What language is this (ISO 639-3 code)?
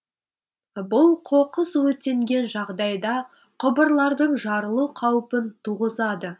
kaz